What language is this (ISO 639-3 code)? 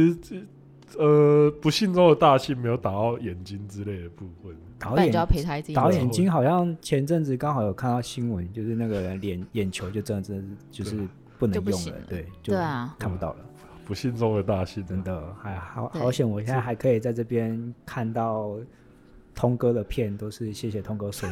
zho